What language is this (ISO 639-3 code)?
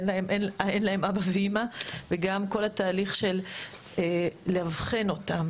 heb